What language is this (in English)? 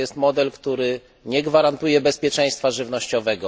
Polish